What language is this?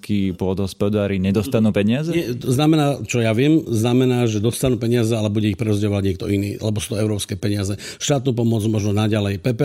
Slovak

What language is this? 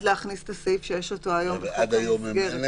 Hebrew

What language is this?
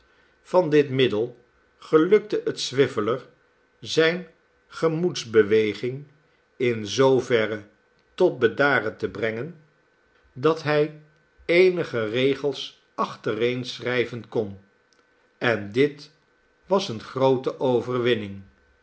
Dutch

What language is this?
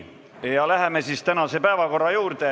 Estonian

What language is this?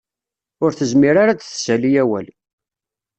Kabyle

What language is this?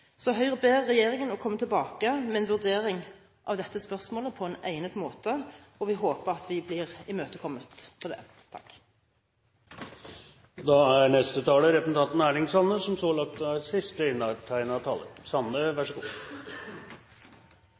Norwegian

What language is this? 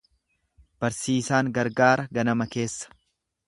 Oromo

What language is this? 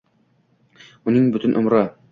Uzbek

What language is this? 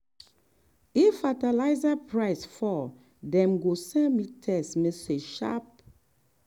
Nigerian Pidgin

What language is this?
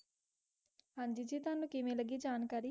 Punjabi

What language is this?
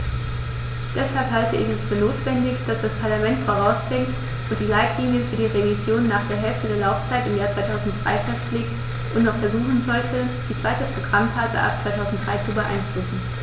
German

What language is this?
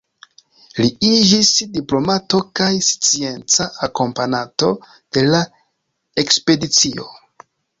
Esperanto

